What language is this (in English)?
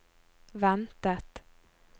Norwegian